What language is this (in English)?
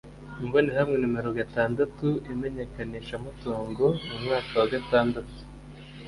Kinyarwanda